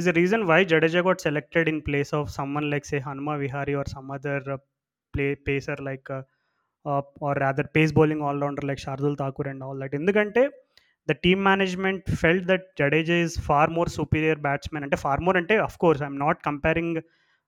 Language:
Telugu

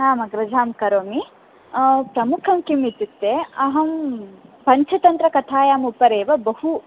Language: Sanskrit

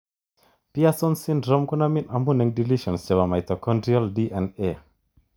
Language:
Kalenjin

